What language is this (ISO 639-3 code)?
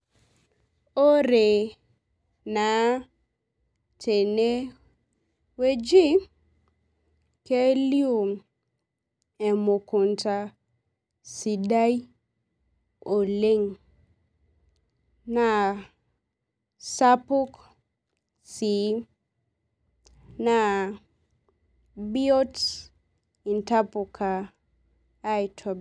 mas